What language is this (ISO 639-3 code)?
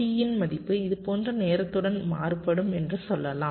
tam